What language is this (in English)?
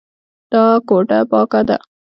Pashto